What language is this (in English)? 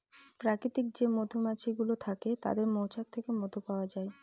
Bangla